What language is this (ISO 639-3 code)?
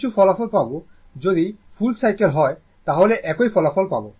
ben